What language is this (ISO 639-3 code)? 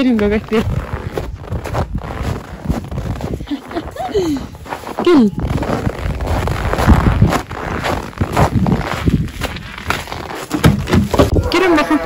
tur